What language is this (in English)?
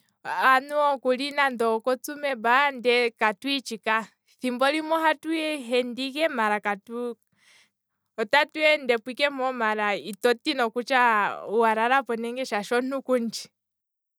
Kwambi